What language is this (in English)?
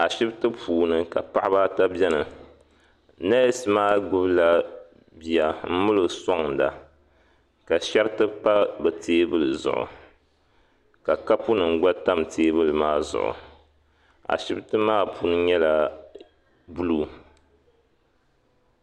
Dagbani